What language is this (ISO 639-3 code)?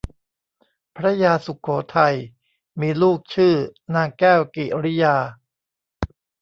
tha